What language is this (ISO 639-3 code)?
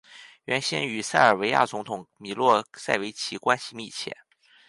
zho